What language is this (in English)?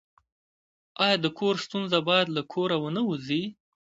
Pashto